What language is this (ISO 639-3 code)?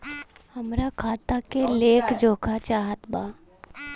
bho